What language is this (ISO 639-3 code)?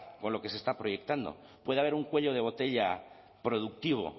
spa